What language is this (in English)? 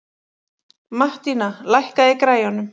Icelandic